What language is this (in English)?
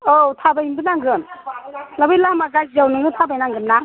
Bodo